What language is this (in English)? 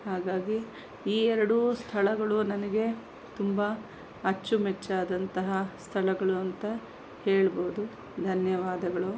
Kannada